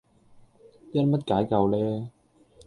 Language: Cantonese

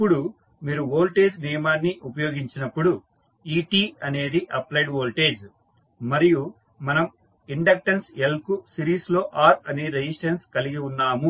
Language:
Telugu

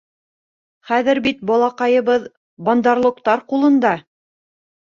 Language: Bashkir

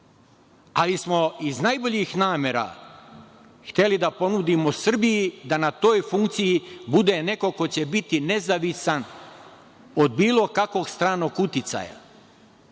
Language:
Serbian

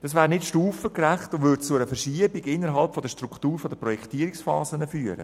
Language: Swiss German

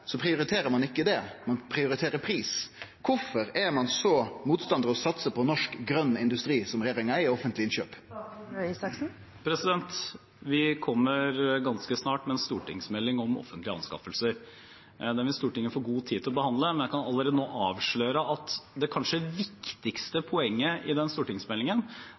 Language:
Norwegian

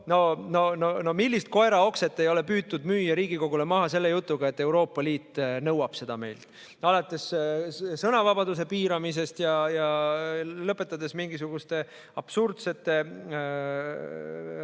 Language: Estonian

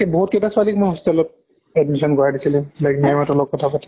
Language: Assamese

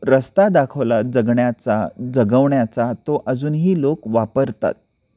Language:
Marathi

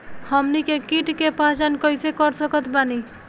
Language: Bhojpuri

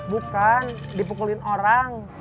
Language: Indonesian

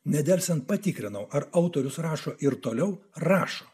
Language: Lithuanian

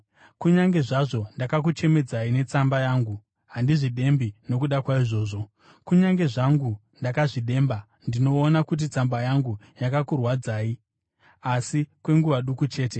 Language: Shona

